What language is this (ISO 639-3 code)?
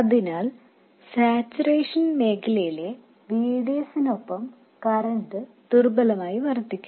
mal